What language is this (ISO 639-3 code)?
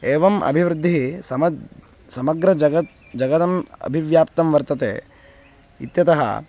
san